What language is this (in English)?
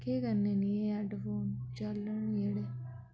Dogri